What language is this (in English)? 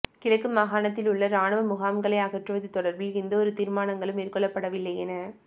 Tamil